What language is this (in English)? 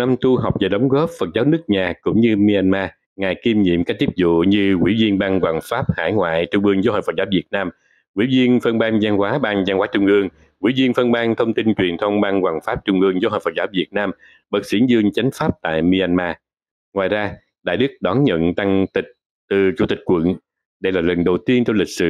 Vietnamese